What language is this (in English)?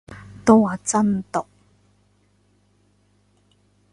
Cantonese